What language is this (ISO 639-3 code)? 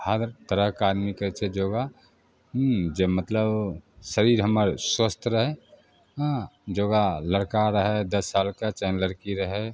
mai